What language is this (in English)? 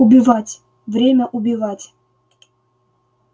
Russian